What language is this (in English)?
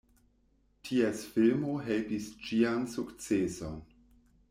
Esperanto